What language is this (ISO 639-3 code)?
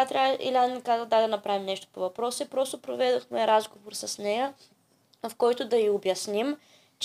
bul